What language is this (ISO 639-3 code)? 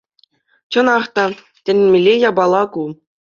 chv